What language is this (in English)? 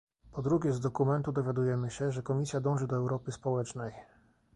Polish